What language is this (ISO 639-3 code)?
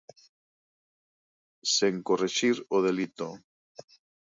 glg